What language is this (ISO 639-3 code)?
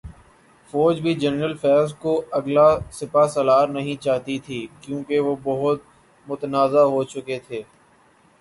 urd